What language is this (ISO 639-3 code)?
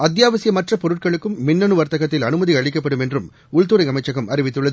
tam